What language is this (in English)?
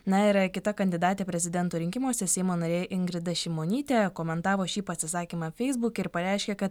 Lithuanian